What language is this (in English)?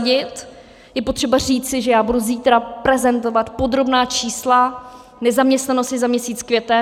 Czech